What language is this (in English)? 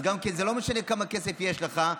Hebrew